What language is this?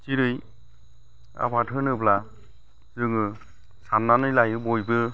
Bodo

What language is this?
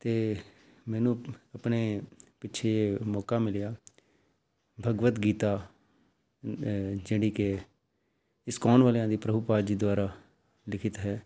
Punjabi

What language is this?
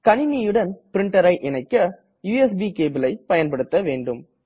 Tamil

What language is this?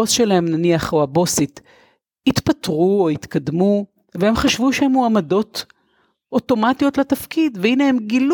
Hebrew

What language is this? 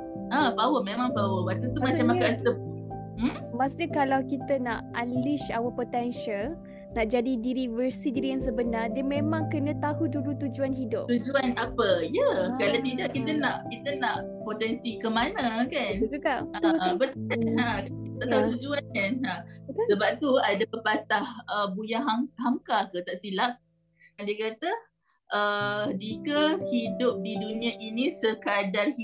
Malay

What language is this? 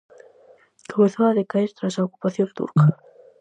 Galician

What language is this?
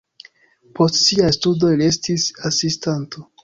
Esperanto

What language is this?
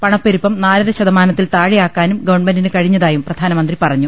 Malayalam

